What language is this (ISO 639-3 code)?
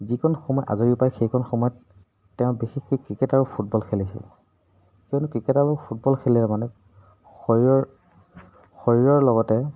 asm